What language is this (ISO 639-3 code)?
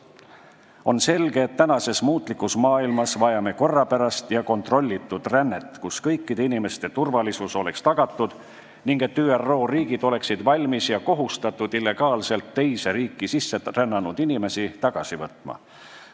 est